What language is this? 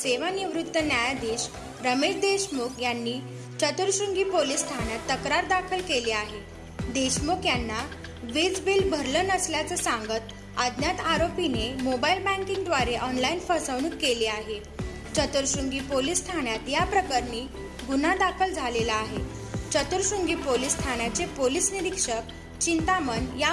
Marathi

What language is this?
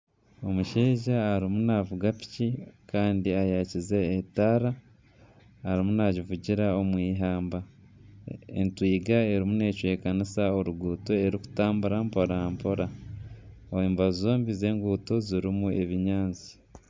Nyankole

